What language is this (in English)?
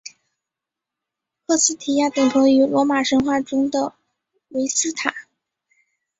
Chinese